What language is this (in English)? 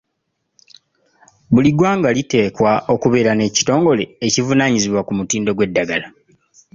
Ganda